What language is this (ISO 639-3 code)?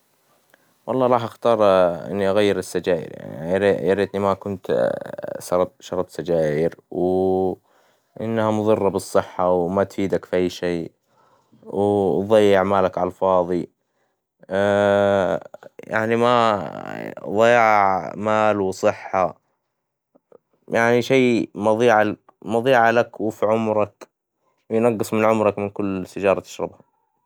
acw